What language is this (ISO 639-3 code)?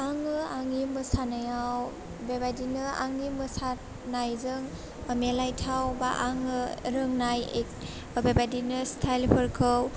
brx